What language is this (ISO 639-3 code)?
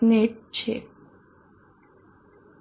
guj